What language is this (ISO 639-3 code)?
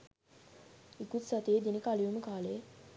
sin